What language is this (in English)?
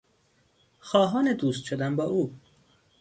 Persian